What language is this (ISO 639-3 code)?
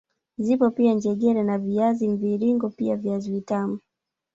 swa